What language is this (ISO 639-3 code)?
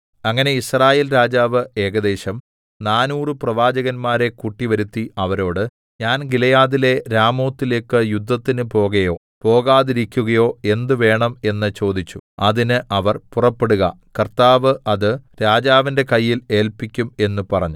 mal